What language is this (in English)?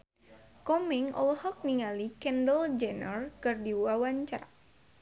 Sundanese